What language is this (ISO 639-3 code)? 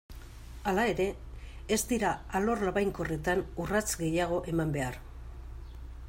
eus